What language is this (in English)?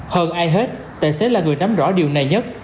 Vietnamese